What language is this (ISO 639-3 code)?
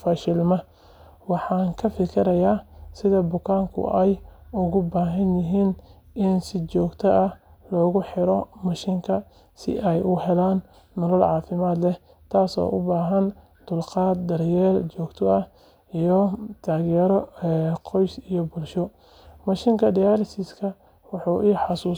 som